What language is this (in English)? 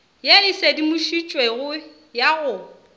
Northern Sotho